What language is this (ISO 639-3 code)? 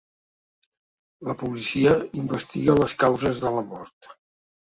cat